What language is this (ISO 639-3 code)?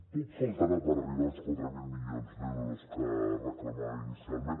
cat